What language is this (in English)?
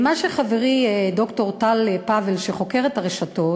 Hebrew